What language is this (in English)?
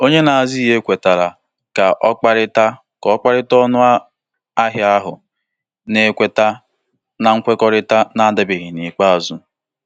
Igbo